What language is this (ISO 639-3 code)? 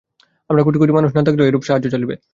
ben